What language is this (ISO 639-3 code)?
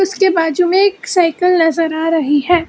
hin